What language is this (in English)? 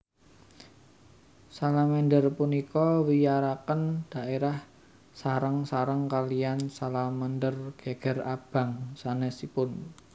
Javanese